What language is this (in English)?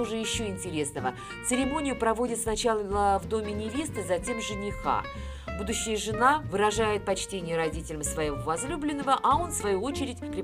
Russian